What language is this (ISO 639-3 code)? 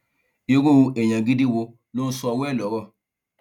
yor